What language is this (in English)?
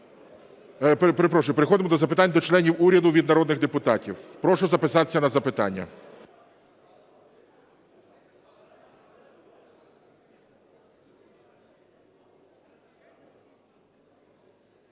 Ukrainian